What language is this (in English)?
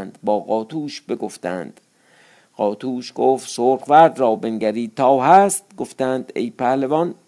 Persian